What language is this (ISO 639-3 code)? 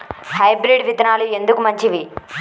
tel